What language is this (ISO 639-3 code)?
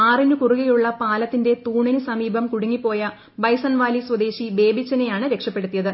mal